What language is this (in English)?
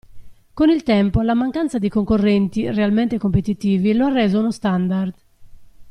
Italian